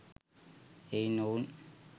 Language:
Sinhala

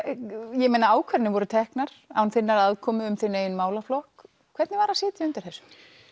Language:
Icelandic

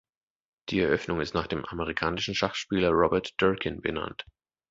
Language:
German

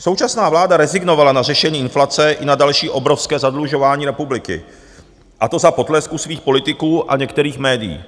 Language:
Czech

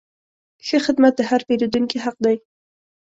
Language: Pashto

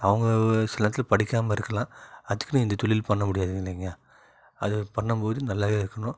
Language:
Tamil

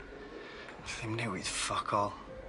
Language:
Welsh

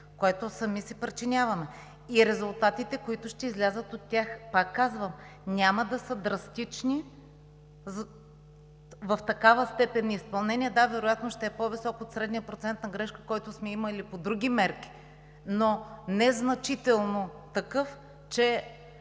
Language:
Bulgarian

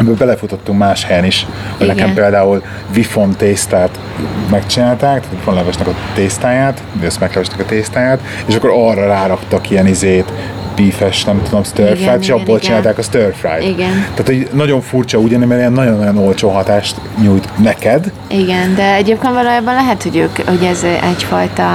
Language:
Hungarian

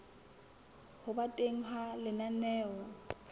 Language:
Southern Sotho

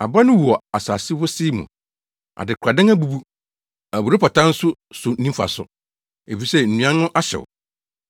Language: Akan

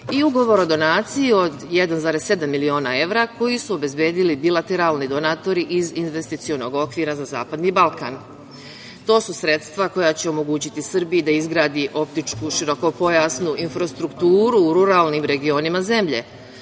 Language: Serbian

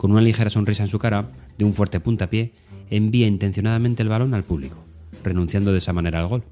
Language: Spanish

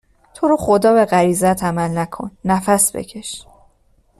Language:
Persian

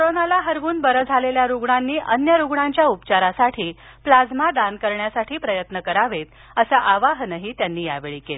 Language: Marathi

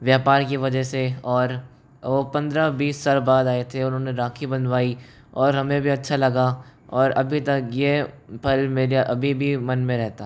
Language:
Hindi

